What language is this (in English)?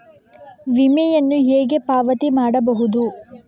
Kannada